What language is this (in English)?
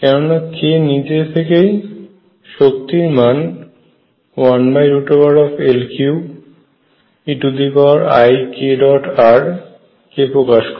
Bangla